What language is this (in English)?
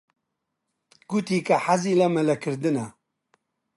Central Kurdish